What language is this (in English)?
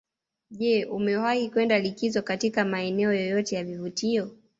Swahili